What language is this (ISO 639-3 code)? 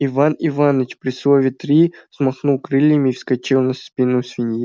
rus